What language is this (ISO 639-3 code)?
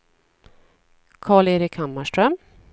swe